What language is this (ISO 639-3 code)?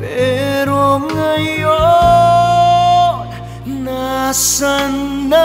ind